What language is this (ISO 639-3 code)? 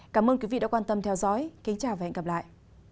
vie